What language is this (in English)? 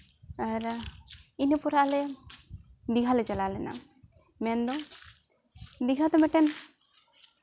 Santali